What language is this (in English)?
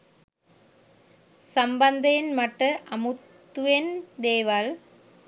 Sinhala